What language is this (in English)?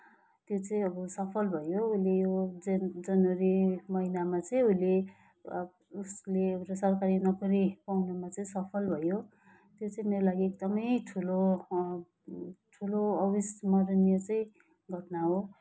Nepali